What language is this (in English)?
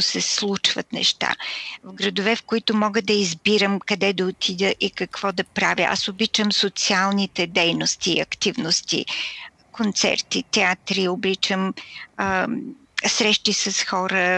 Bulgarian